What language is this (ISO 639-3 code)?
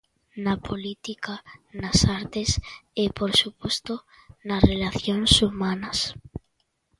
glg